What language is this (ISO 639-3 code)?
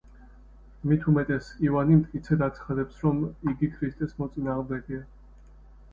kat